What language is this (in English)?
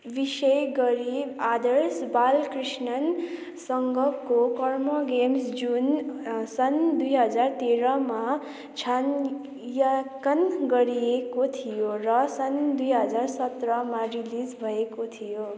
Nepali